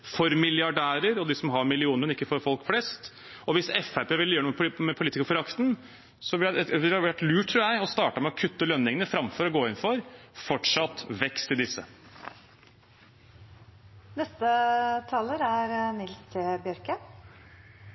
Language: Norwegian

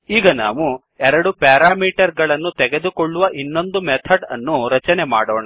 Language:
Kannada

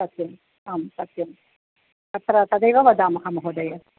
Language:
Sanskrit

